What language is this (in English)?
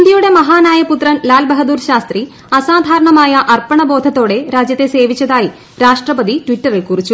Malayalam